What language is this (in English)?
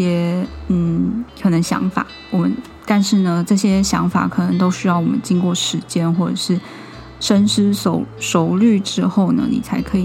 Chinese